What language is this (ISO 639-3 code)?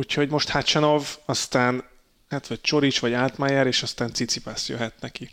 hun